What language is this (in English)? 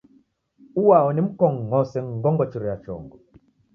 Taita